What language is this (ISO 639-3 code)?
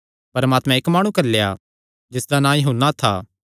xnr